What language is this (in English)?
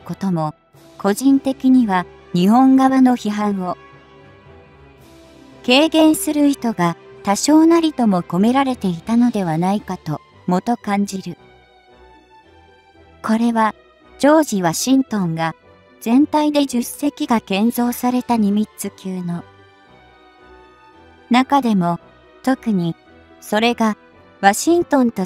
Japanese